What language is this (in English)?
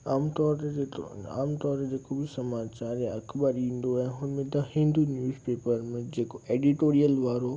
Sindhi